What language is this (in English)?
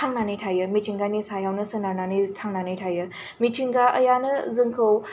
Bodo